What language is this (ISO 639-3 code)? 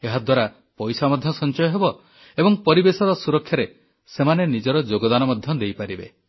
ori